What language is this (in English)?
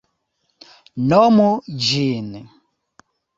Esperanto